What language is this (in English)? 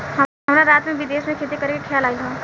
Bhojpuri